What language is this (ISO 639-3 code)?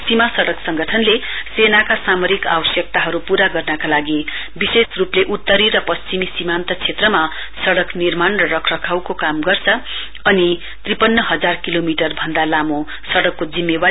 nep